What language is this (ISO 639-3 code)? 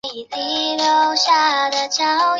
zho